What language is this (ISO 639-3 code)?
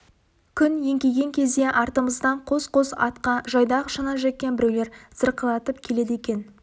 kaz